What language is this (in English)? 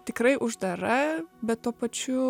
Lithuanian